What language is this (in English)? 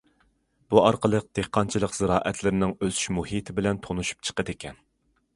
Uyghur